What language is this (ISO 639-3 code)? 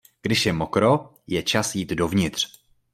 ces